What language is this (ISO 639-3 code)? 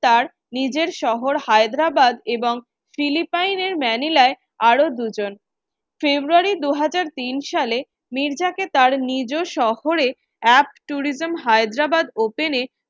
ben